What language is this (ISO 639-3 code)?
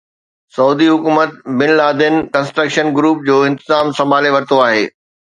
snd